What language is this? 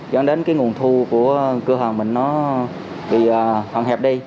Vietnamese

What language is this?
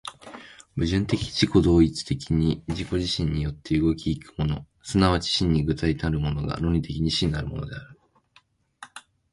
Japanese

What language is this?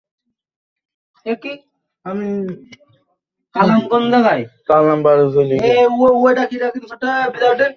Bangla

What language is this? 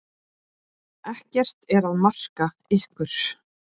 Icelandic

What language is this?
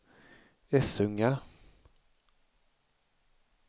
Swedish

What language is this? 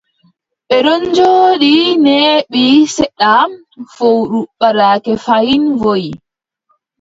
Adamawa Fulfulde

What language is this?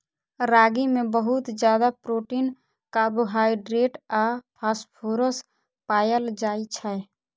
Maithili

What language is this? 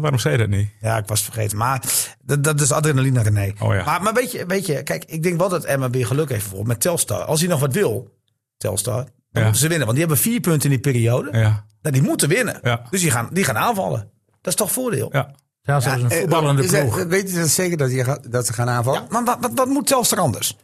Dutch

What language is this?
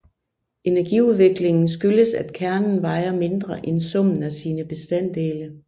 Danish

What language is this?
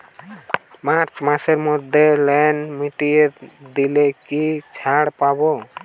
Bangla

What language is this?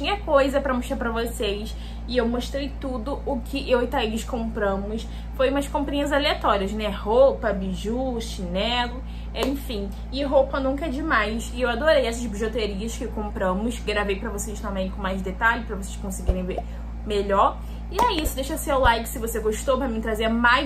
Portuguese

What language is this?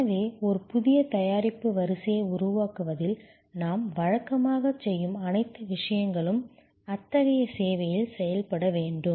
Tamil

